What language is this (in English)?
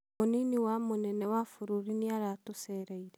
Kikuyu